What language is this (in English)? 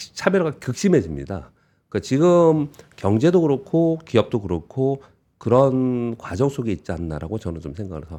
Korean